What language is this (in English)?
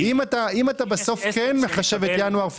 Hebrew